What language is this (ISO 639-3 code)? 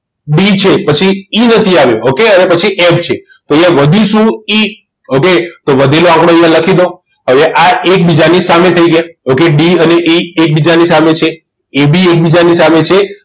guj